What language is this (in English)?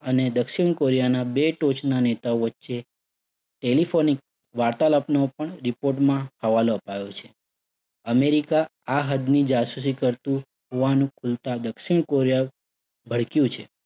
Gujarati